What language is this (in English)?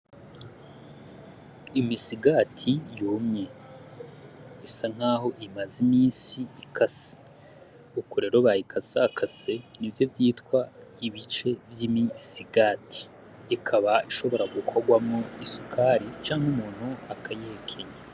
Rundi